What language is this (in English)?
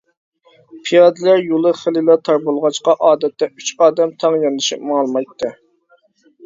Uyghur